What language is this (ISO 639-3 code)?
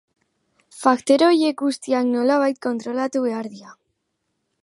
eus